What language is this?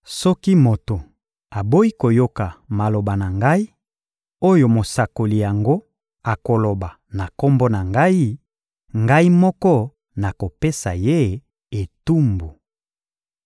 Lingala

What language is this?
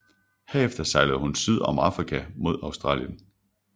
Danish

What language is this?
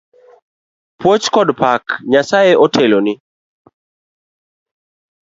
Luo (Kenya and Tanzania)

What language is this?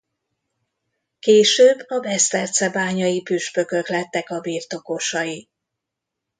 Hungarian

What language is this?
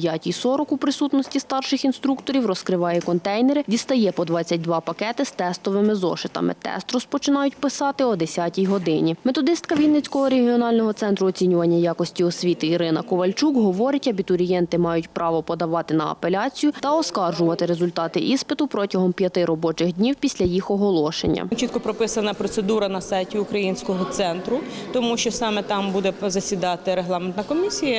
Ukrainian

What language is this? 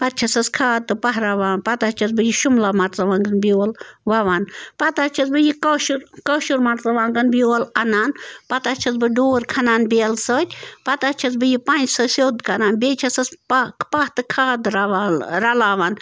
Kashmiri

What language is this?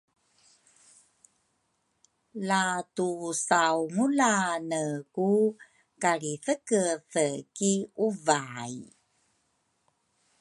Rukai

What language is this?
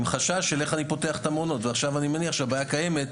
Hebrew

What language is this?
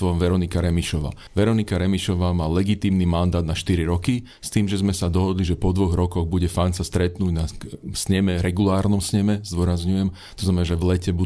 Slovak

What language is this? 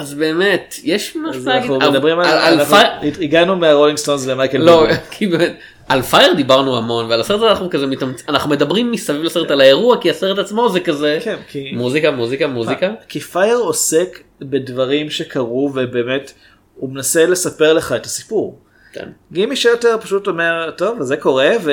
Hebrew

